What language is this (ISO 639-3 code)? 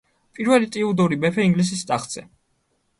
kat